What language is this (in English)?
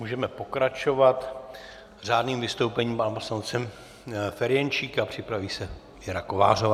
Czech